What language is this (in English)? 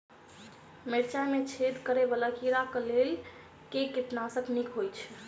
Maithili